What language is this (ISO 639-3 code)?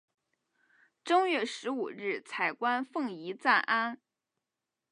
zho